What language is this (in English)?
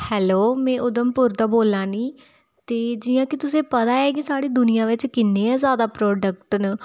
Dogri